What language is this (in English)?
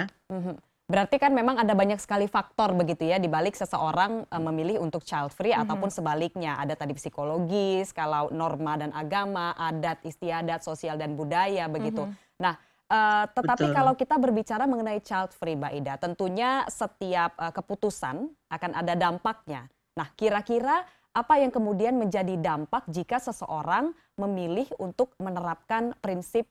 Indonesian